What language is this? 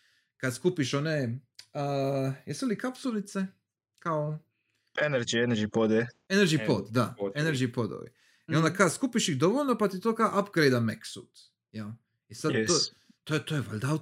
Croatian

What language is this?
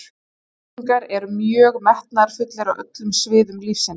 Icelandic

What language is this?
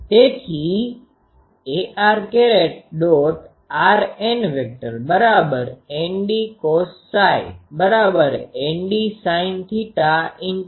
Gujarati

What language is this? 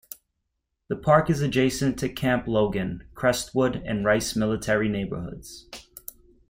English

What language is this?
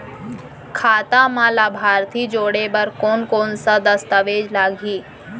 Chhattisgarhi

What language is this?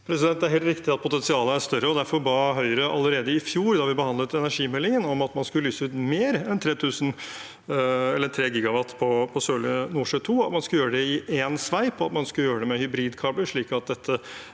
Norwegian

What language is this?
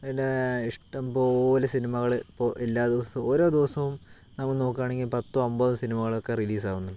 Malayalam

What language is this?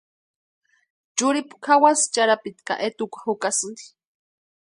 Western Highland Purepecha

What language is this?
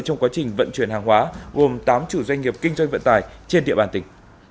Vietnamese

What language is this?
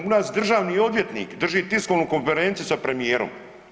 Croatian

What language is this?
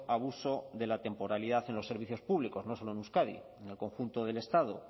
Spanish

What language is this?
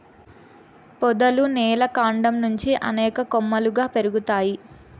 Telugu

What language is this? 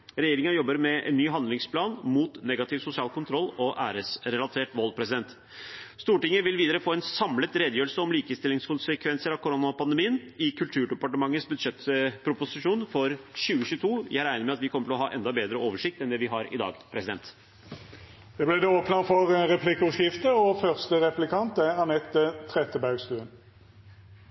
Norwegian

